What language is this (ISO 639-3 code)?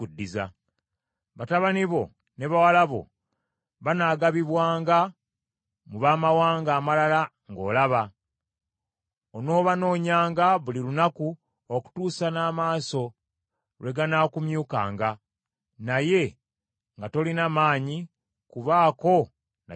lug